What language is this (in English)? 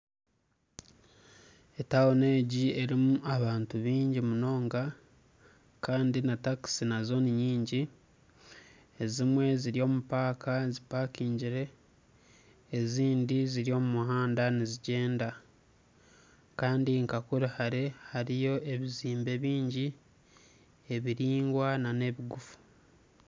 Nyankole